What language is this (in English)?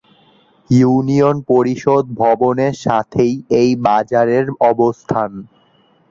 Bangla